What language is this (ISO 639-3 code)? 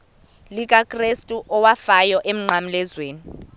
xho